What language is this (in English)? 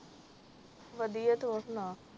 Punjabi